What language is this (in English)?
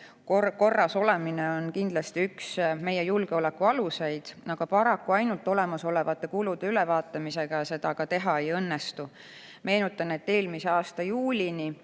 Estonian